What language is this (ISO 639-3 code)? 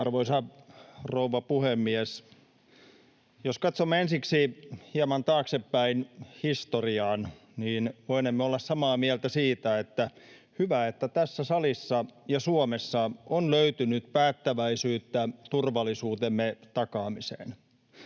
fin